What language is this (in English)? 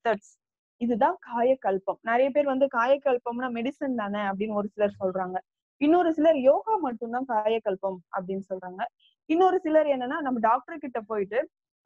Tamil